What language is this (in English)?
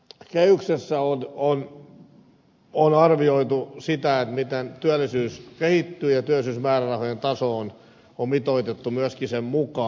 Finnish